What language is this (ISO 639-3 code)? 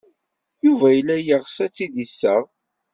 kab